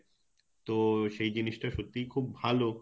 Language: Bangla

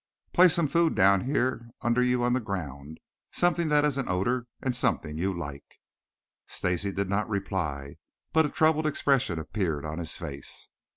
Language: English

